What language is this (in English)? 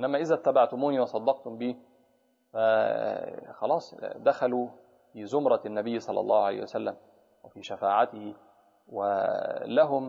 Arabic